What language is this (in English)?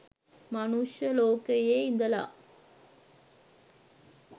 Sinhala